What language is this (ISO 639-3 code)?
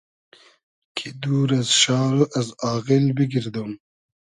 haz